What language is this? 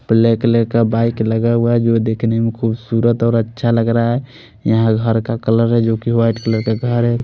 Hindi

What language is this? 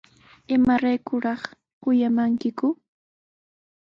Sihuas Ancash Quechua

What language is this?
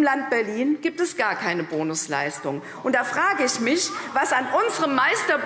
German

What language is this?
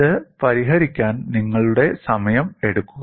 Malayalam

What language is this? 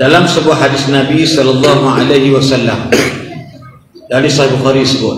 Malay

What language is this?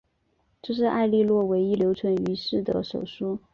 Chinese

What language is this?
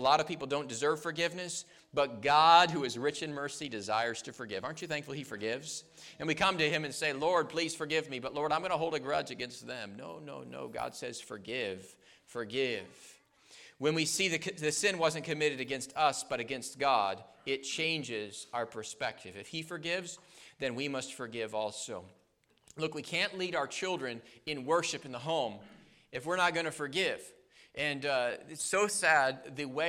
English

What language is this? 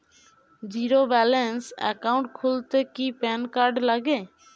Bangla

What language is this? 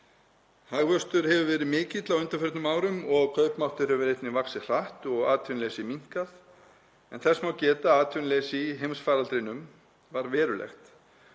Icelandic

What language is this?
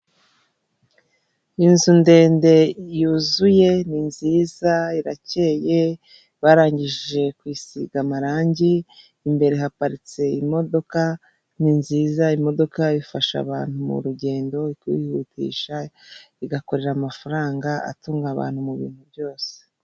Kinyarwanda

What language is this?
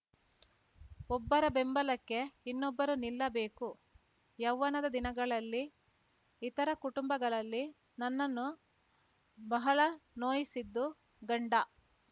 Kannada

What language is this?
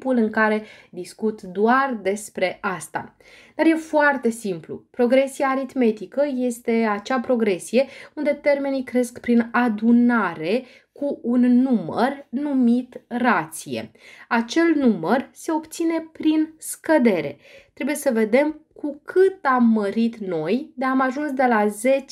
Romanian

